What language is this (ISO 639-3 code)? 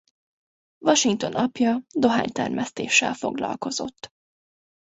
hun